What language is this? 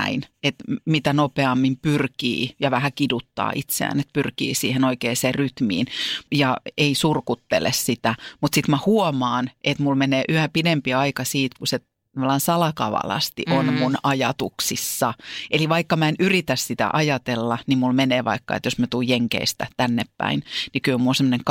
Finnish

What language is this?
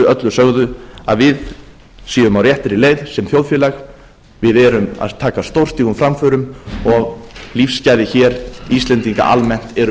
Icelandic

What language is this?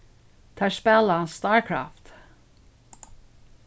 Faroese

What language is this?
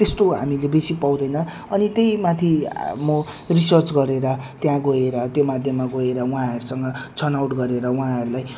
Nepali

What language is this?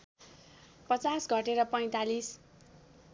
Nepali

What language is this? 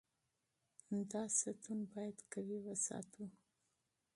Pashto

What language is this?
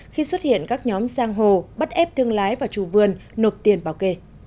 Vietnamese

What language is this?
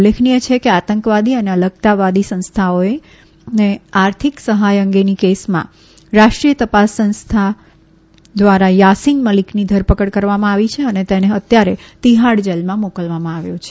Gujarati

